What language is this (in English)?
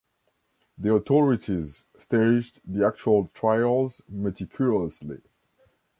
English